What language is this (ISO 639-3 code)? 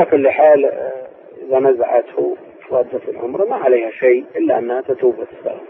ara